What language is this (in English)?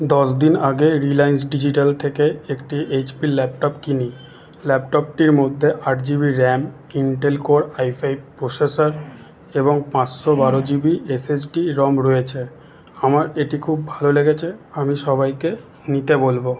Bangla